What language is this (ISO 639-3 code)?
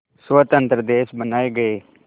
hin